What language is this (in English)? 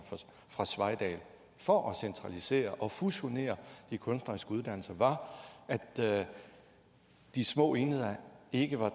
Danish